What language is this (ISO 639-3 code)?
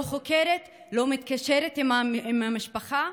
heb